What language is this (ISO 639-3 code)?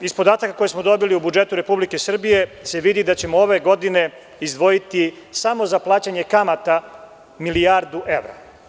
srp